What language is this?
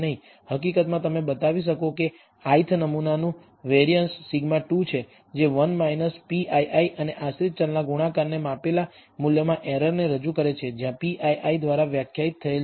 Gujarati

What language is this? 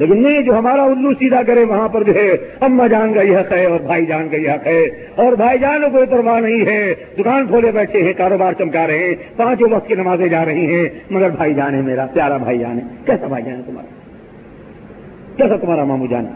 Urdu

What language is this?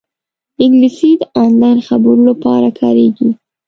Pashto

